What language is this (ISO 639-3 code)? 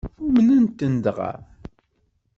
kab